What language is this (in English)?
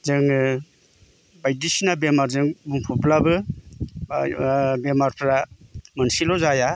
Bodo